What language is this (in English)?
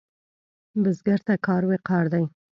Pashto